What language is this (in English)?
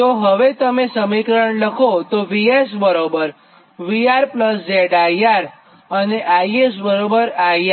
Gujarati